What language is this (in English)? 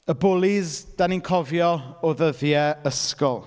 Welsh